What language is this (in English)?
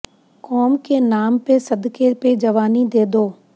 Punjabi